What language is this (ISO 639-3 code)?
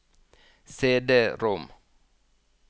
nor